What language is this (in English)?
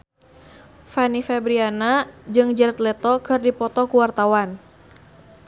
Sundanese